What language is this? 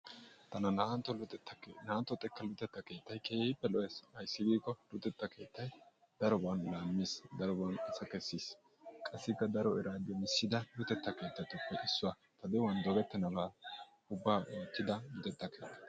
Wolaytta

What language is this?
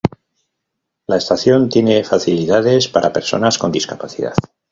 Spanish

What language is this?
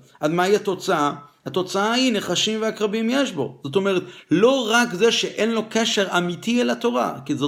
Hebrew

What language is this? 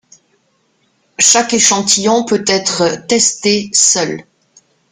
French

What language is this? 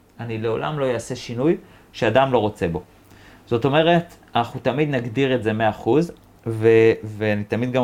Hebrew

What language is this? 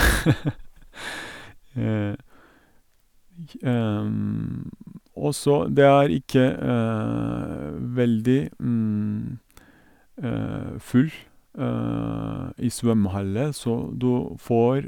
Norwegian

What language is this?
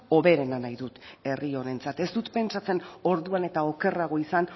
Basque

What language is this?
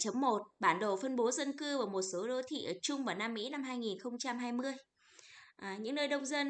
Vietnamese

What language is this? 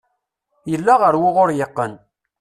Kabyle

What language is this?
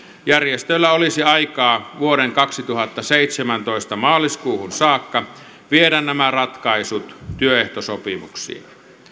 Finnish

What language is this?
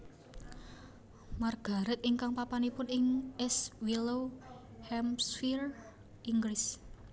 Javanese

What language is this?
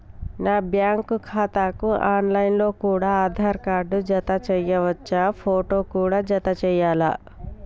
Telugu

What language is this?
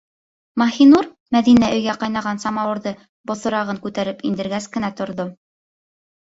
Bashkir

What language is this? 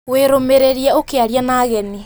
Kikuyu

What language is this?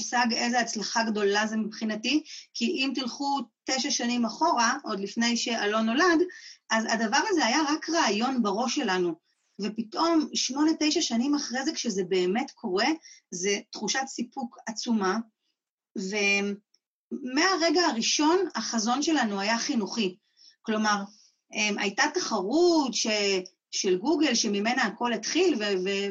Hebrew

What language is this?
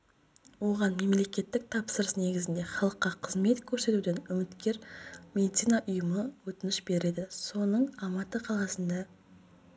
Kazakh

